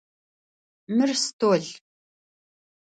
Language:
Adyghe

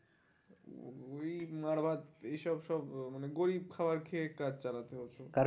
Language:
Bangla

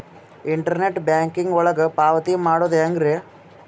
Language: Kannada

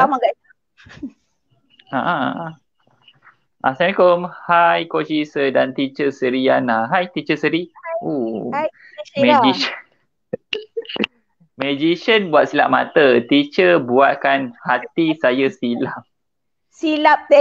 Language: Malay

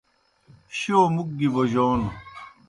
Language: Kohistani Shina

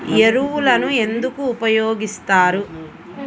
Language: Telugu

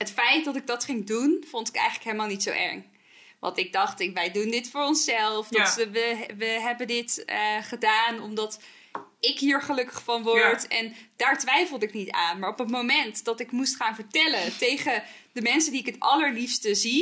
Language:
Dutch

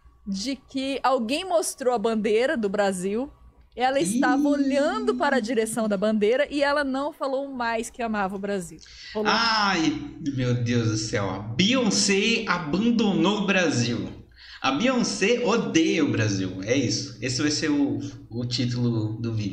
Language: Portuguese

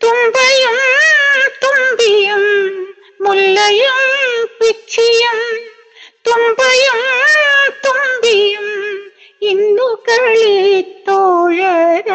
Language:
Malayalam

